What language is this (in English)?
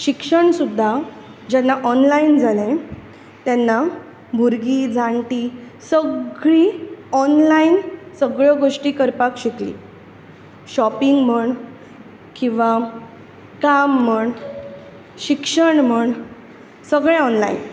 Konkani